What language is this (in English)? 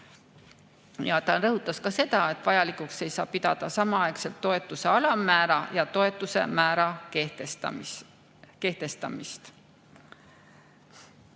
Estonian